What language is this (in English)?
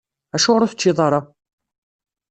Kabyle